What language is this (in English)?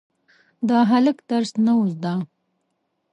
Pashto